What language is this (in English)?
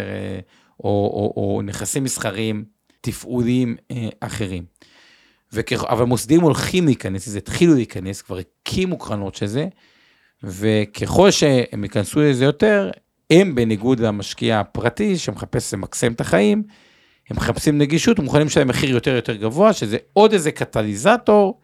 Hebrew